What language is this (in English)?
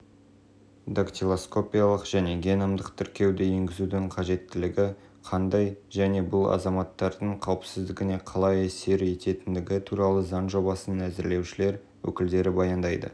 Kazakh